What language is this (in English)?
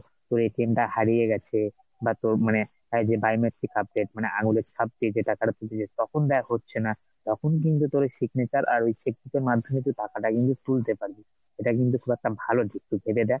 Bangla